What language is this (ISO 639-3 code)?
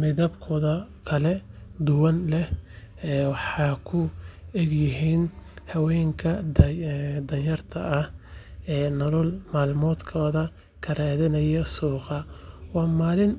som